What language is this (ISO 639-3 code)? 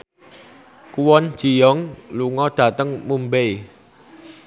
jav